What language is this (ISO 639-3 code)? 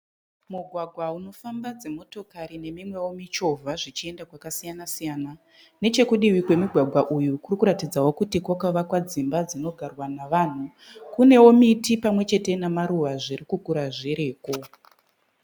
sna